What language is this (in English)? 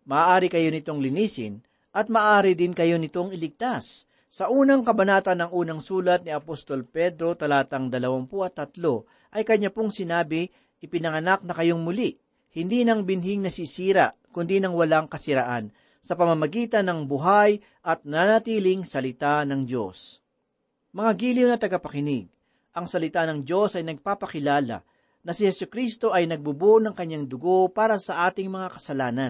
Filipino